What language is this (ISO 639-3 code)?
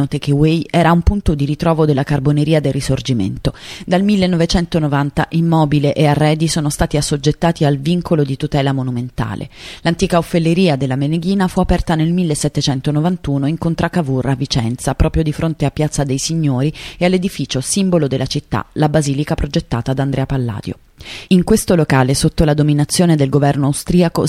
ita